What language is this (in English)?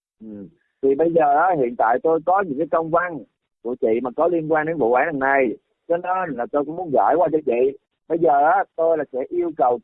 Vietnamese